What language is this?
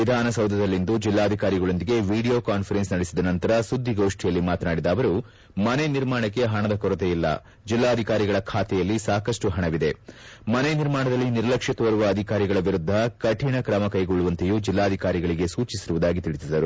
Kannada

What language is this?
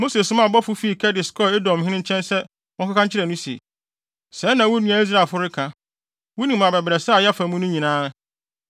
Akan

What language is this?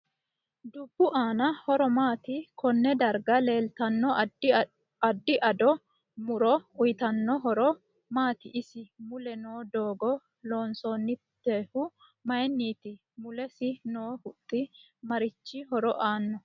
Sidamo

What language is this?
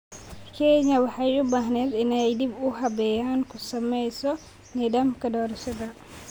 Somali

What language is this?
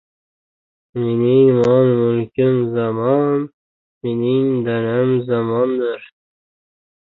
Uzbek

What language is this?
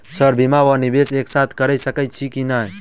Maithili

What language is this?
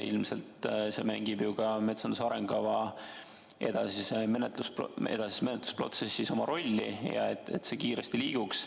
Estonian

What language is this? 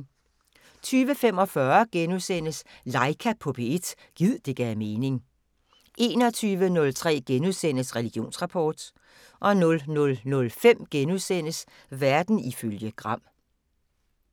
Danish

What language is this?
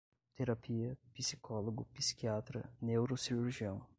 Portuguese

